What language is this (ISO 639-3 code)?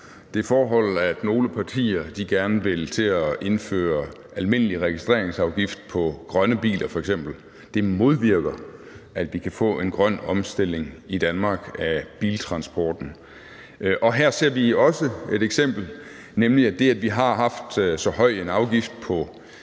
dan